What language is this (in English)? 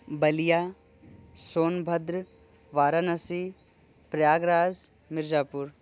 Hindi